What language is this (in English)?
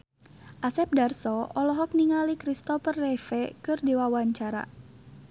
Sundanese